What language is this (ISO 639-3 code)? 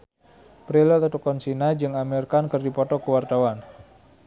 sun